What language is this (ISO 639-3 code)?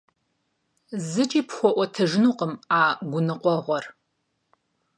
kbd